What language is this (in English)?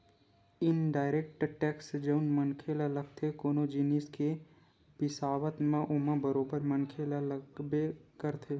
Chhattisgarhi